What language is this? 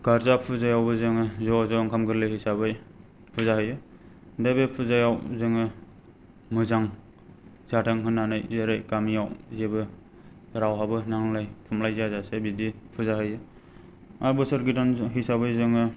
Bodo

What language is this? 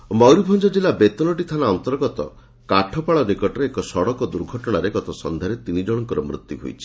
Odia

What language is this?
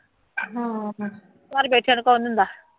Punjabi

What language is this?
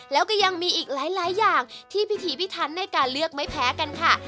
Thai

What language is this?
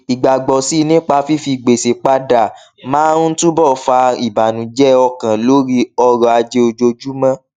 Yoruba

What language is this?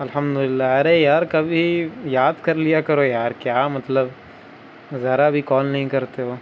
Urdu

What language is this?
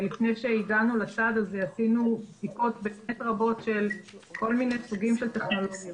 Hebrew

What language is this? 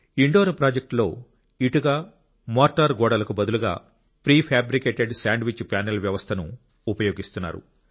Telugu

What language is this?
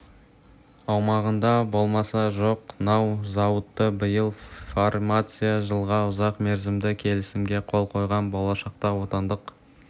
Kazakh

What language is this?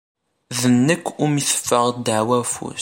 Kabyle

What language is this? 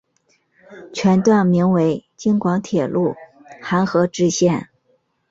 Chinese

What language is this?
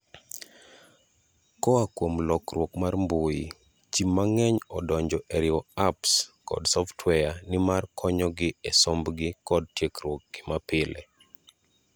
Luo (Kenya and Tanzania)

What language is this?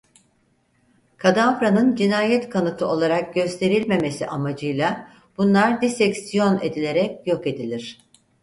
Turkish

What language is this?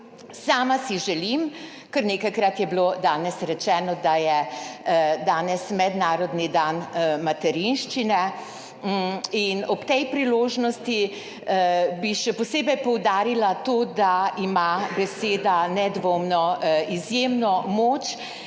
Slovenian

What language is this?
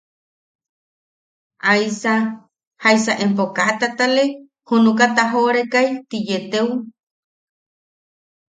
Yaqui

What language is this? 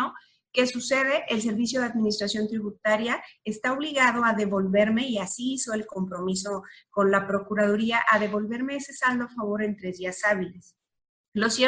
Spanish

